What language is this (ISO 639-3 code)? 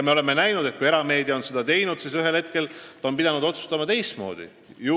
est